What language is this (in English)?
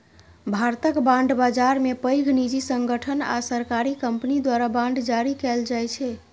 Maithili